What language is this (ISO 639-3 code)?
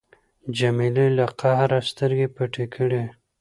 pus